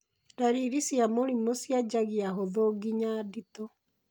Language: Kikuyu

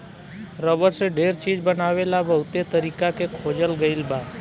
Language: Bhojpuri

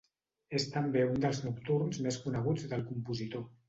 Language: Catalan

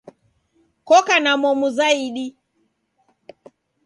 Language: Taita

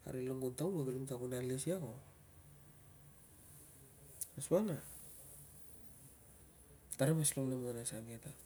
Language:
Tungag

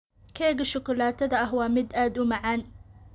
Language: Somali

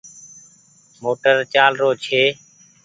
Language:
Goaria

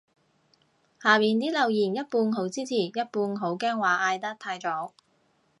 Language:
Cantonese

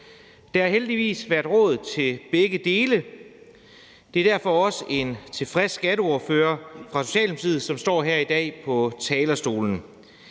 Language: Danish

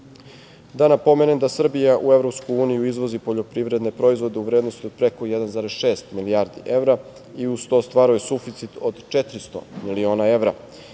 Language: Serbian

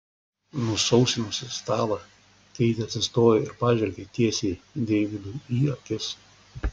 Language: Lithuanian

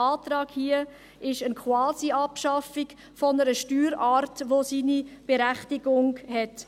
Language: Swiss German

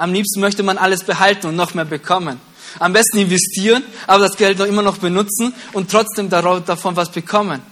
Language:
German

